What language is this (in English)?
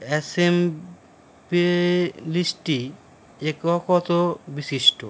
Bangla